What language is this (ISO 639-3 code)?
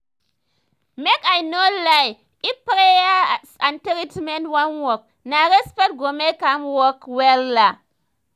pcm